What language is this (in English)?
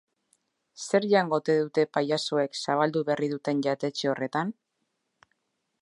Basque